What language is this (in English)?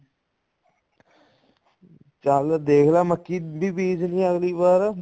Punjabi